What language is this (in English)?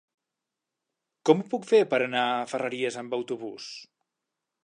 Catalan